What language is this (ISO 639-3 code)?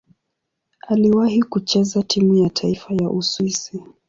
swa